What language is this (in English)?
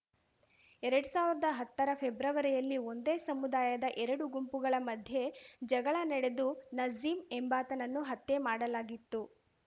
Kannada